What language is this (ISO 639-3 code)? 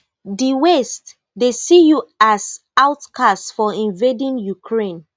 pcm